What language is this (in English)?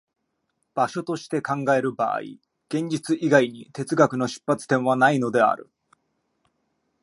Japanese